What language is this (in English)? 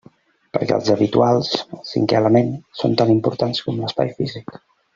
Catalan